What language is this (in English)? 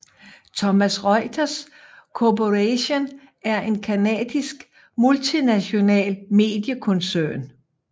Danish